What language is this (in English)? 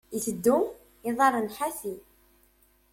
Kabyle